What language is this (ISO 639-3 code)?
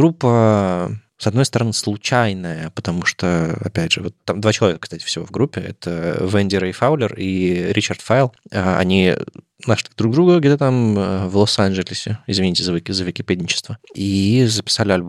rus